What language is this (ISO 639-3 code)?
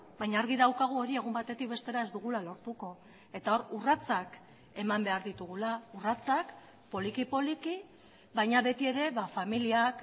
eus